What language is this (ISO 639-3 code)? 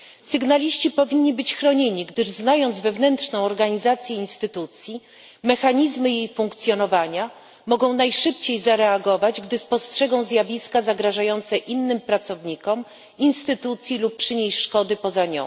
pol